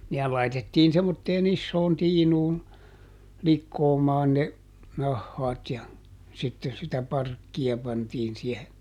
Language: Finnish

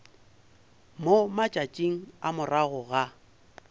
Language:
Northern Sotho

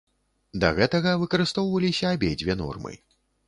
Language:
Belarusian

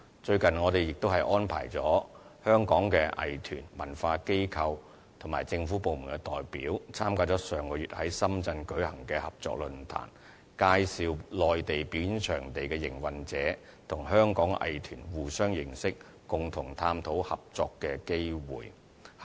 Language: Cantonese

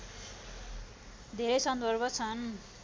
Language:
Nepali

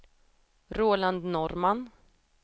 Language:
Swedish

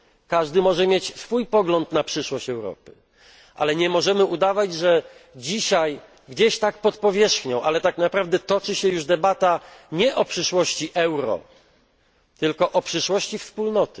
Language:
Polish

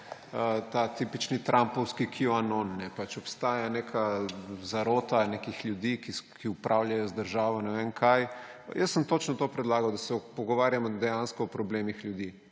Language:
Slovenian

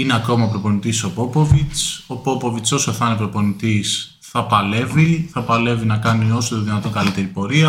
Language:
Greek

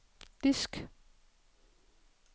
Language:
Danish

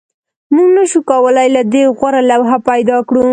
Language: Pashto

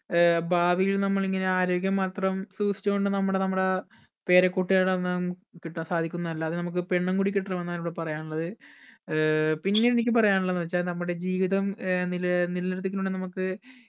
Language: Malayalam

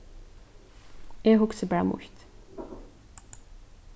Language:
Faroese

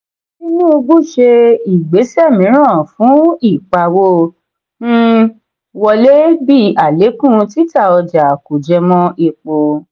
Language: Yoruba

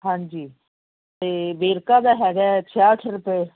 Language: Punjabi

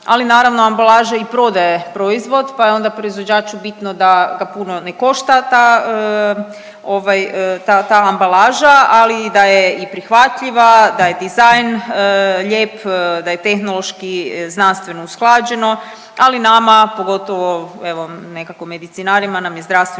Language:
Croatian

